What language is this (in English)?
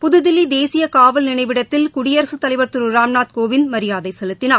Tamil